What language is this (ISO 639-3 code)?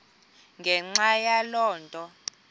xho